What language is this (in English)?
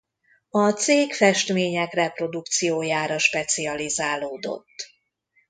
Hungarian